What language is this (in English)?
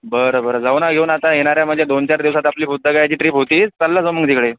Marathi